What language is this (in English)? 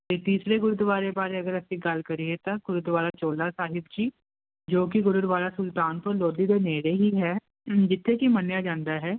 Punjabi